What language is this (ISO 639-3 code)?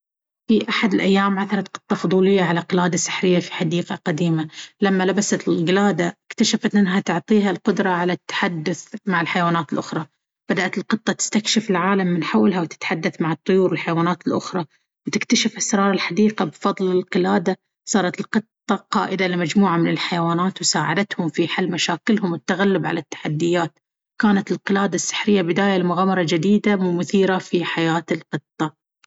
abv